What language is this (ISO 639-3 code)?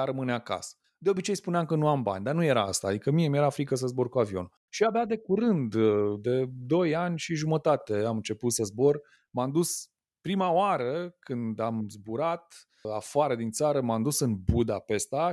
ron